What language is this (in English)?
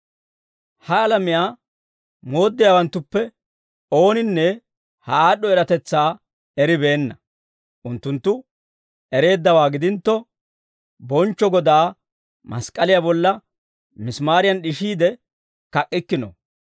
Dawro